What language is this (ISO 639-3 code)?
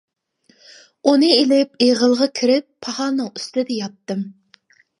uig